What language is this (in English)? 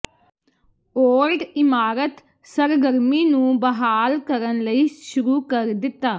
Punjabi